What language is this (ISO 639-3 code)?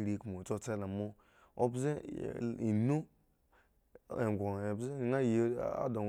ego